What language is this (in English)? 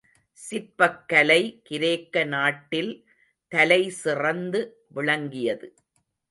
Tamil